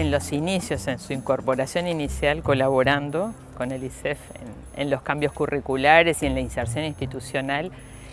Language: Spanish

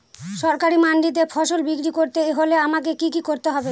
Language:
Bangla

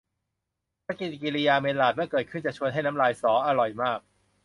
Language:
Thai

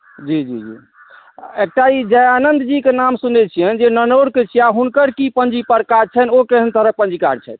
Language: Maithili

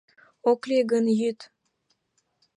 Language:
Mari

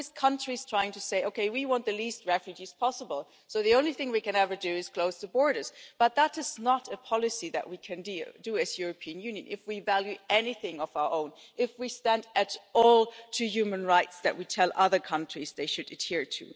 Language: English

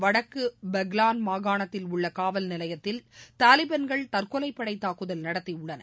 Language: Tamil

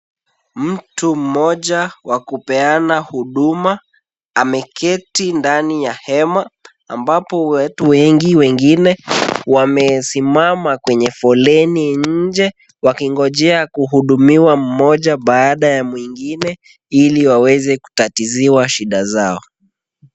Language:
Swahili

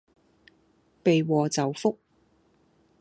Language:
Cantonese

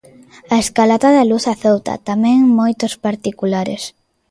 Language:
Galician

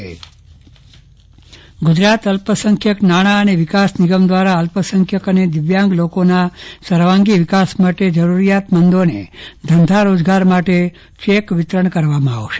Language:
Gujarati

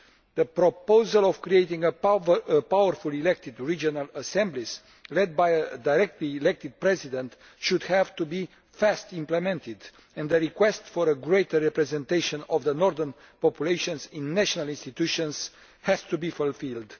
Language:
English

